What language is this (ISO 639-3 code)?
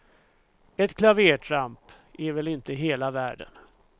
swe